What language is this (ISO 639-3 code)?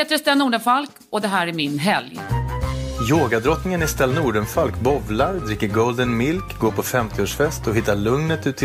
swe